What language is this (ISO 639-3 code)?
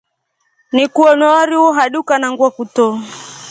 rof